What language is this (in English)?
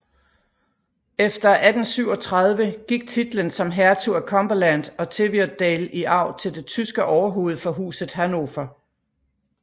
Danish